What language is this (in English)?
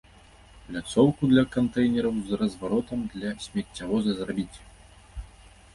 Belarusian